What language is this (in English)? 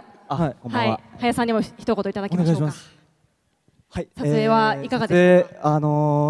Japanese